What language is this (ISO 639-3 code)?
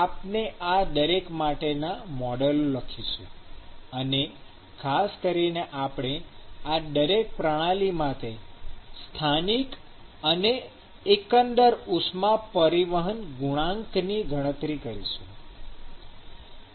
guj